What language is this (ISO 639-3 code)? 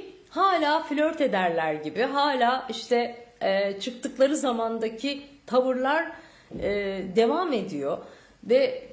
tur